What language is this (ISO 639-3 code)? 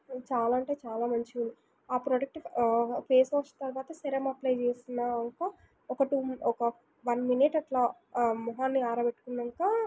tel